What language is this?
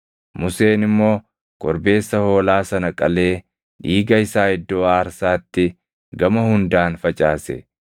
Oromo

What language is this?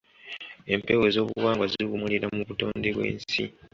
Ganda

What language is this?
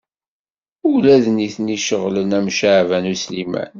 Kabyle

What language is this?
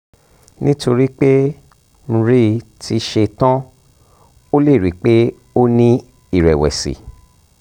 Yoruba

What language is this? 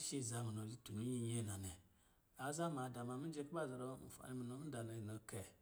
Lijili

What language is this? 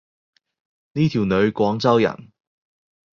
Cantonese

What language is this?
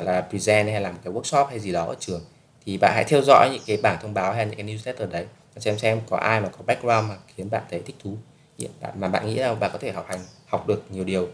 Vietnamese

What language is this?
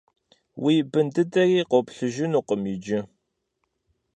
Kabardian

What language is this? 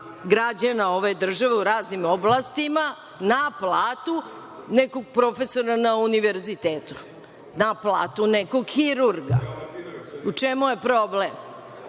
Serbian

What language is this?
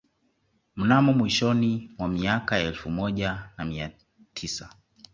Swahili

